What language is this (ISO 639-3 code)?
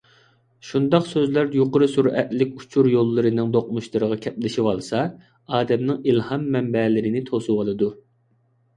uig